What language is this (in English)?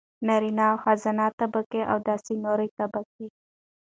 Pashto